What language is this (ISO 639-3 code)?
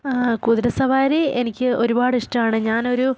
mal